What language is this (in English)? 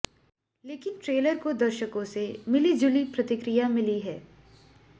Hindi